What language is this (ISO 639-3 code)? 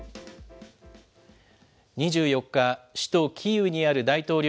jpn